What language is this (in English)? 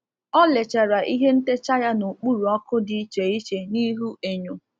Igbo